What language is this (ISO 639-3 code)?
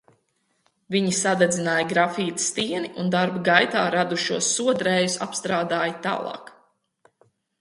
lav